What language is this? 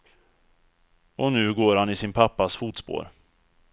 Swedish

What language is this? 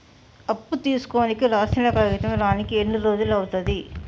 Telugu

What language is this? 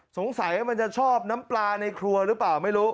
Thai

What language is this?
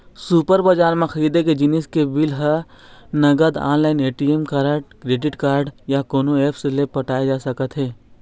Chhattisgarhi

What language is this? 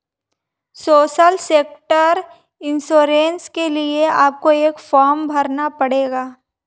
Hindi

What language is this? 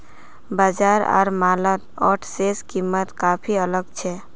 Magahi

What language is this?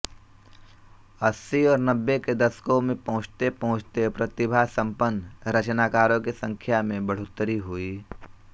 Hindi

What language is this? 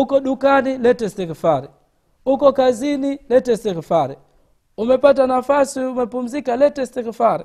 Swahili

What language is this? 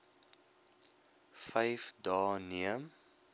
Afrikaans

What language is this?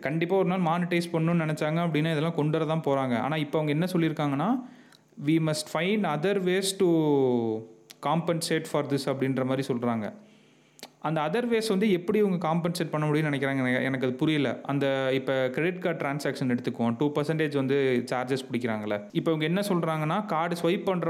Tamil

